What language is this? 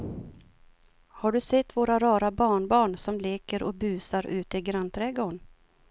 Swedish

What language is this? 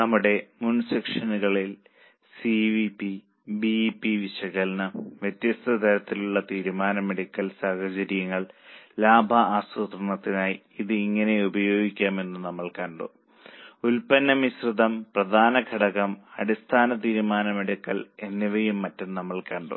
Malayalam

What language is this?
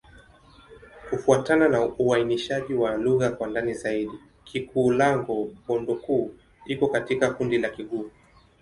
Swahili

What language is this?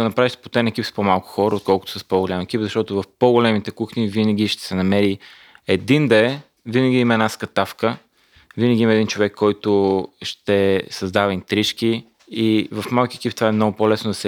Bulgarian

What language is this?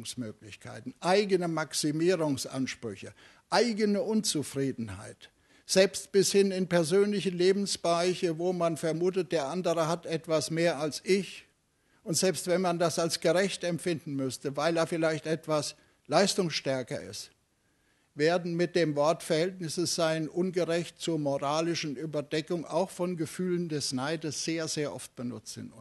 German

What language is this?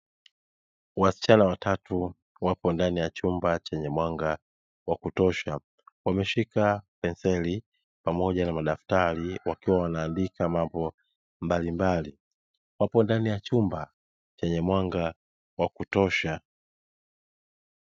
Swahili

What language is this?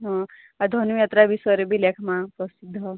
Odia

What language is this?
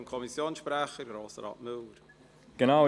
Swiss German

